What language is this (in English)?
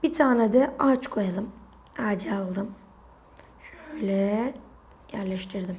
Turkish